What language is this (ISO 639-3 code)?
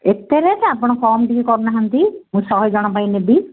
ori